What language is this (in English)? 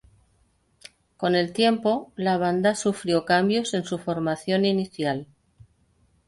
Spanish